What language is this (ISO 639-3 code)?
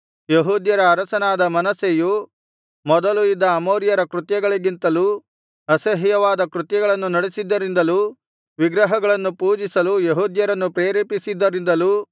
kan